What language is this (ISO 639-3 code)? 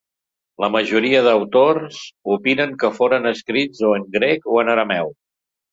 cat